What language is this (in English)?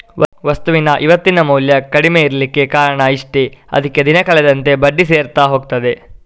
Kannada